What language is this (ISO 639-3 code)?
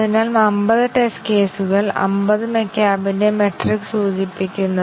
mal